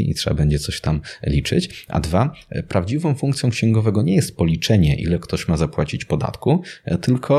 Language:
Polish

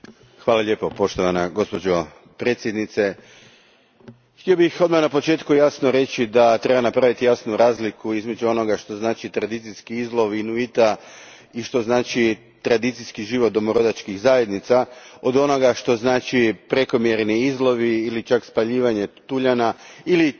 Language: Croatian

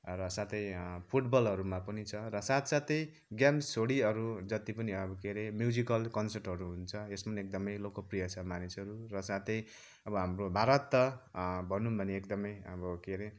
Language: Nepali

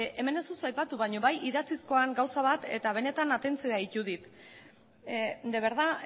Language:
Basque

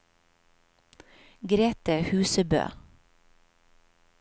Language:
Norwegian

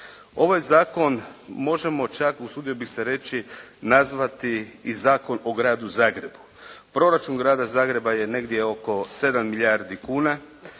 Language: Croatian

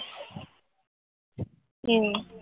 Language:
Gujarati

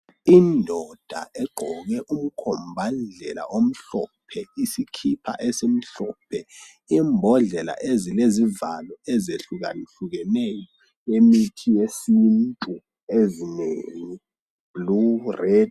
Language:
North Ndebele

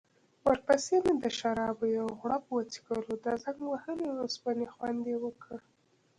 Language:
Pashto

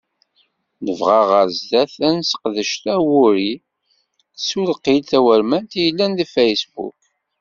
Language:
Kabyle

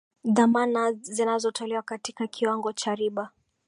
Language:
Swahili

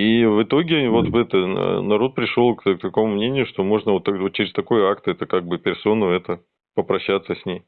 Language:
Russian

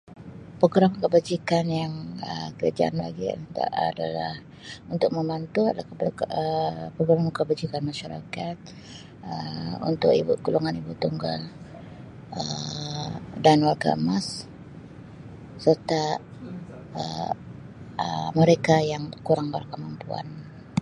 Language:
Sabah Malay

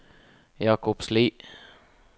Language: Norwegian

